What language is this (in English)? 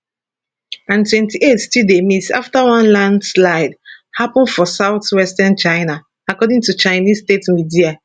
Nigerian Pidgin